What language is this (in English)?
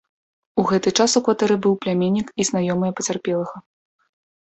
Belarusian